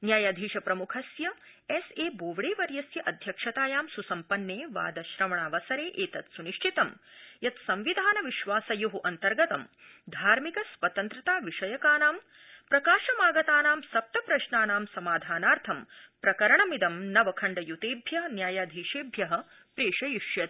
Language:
Sanskrit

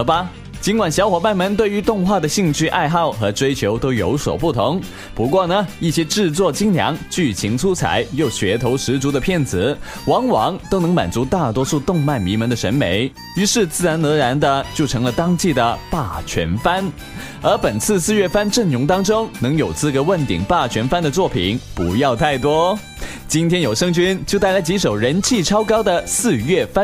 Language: Chinese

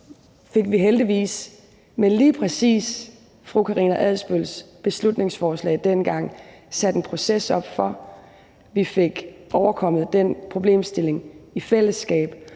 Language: Danish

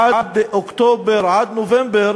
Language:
Hebrew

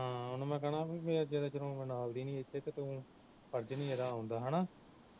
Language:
Punjabi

